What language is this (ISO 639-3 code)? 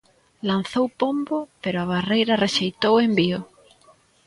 glg